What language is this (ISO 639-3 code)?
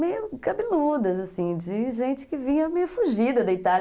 por